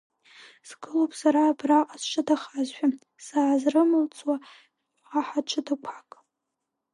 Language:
Abkhazian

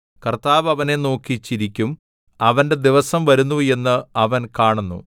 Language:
Malayalam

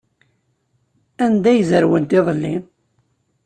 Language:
Kabyle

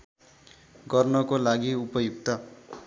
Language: Nepali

